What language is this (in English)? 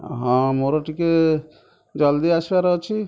Odia